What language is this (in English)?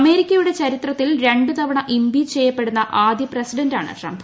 Malayalam